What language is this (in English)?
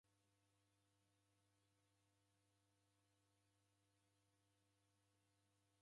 Taita